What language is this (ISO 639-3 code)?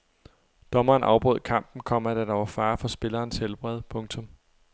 dan